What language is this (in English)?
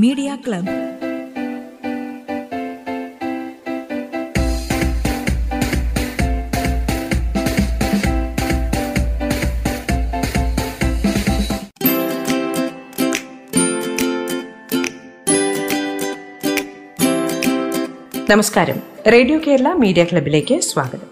Malayalam